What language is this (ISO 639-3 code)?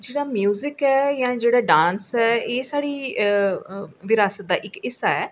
doi